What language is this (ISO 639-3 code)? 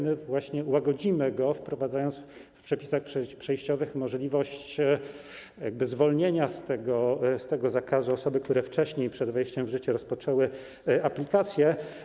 pol